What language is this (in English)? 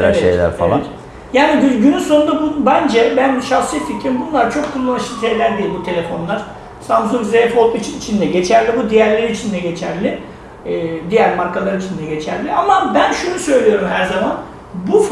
Turkish